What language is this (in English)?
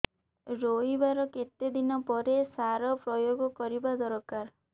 Odia